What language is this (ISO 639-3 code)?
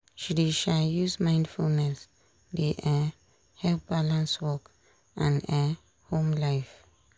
pcm